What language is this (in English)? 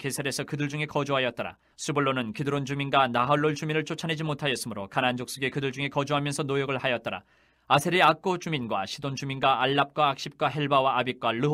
Korean